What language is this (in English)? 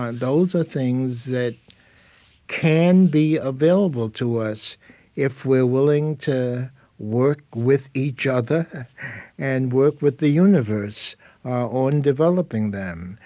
English